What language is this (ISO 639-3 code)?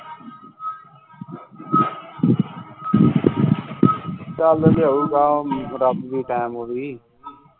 pan